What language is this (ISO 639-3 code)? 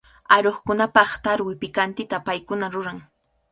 qvl